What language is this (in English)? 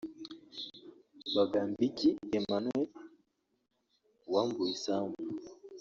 Kinyarwanda